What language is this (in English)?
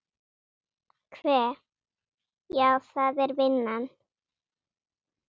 Icelandic